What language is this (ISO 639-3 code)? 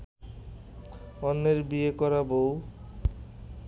ben